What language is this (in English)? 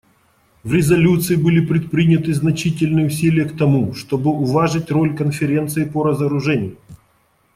Russian